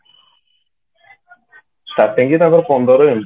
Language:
Odia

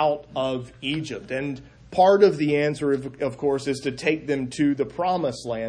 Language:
English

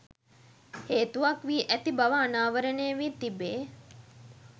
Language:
Sinhala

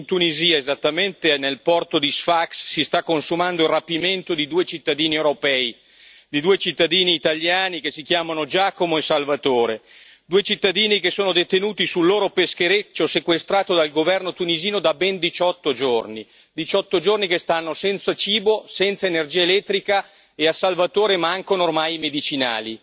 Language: Italian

